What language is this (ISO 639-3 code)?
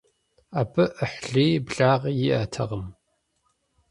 kbd